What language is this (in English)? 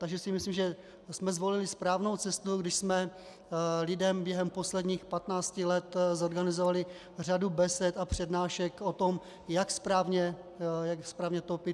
Czech